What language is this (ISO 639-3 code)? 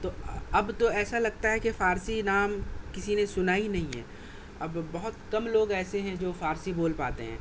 urd